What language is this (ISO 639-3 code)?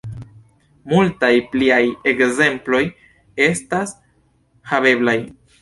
epo